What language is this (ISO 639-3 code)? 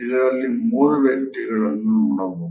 kan